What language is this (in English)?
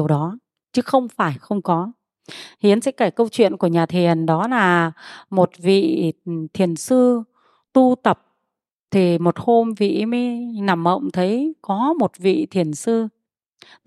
Vietnamese